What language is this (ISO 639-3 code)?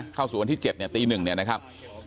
tha